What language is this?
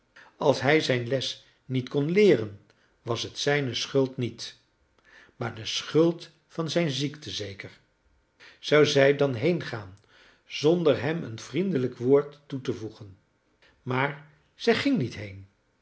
Dutch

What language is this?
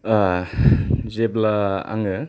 Bodo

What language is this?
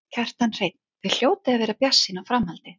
Icelandic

